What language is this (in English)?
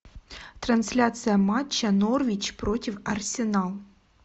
Russian